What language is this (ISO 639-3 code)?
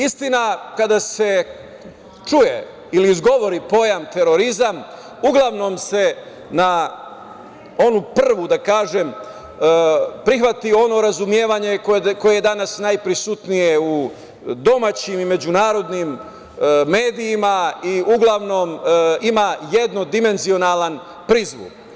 srp